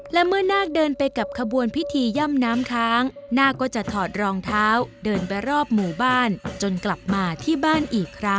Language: Thai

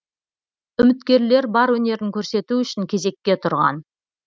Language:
Kazakh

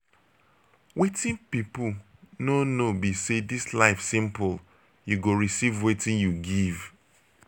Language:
Nigerian Pidgin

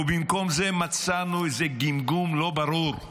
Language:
Hebrew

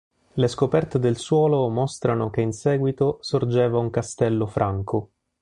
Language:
Italian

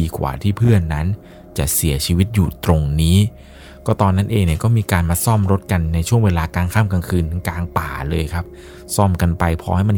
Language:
Thai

